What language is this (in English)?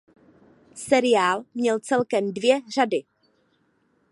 Czech